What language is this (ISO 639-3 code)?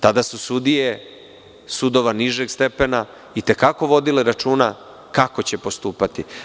srp